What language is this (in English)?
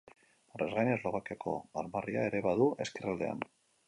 Basque